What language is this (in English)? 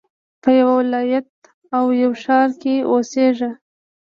Pashto